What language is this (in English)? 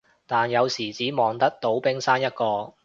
Cantonese